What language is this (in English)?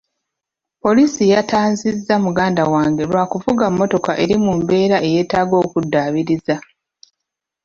Ganda